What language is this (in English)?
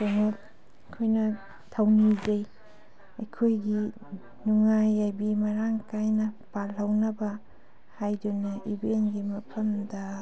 Manipuri